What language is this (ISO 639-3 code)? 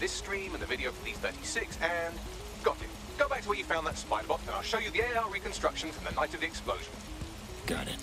eng